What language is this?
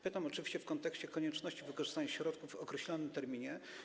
Polish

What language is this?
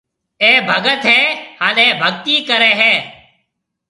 Marwari (Pakistan)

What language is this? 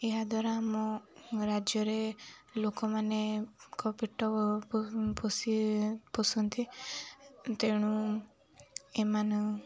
Odia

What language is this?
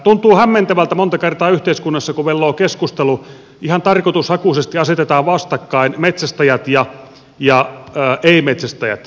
Finnish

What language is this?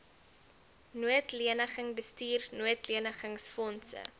Afrikaans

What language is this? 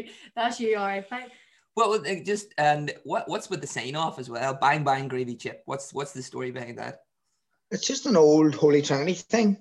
English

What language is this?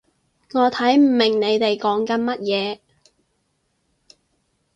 Cantonese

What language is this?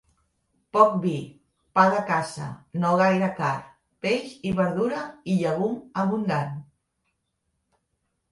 Catalan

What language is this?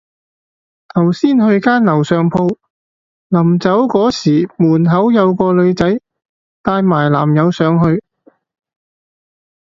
Cantonese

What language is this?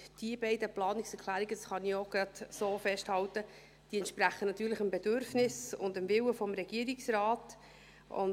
Swiss German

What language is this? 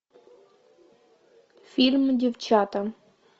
Russian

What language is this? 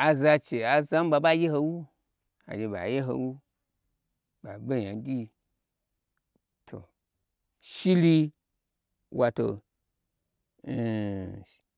Gbagyi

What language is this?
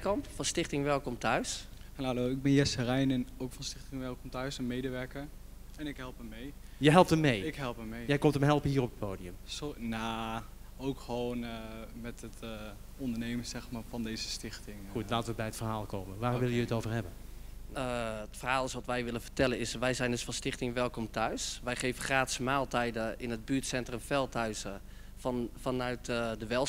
Dutch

